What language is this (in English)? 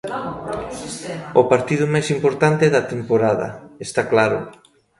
Galician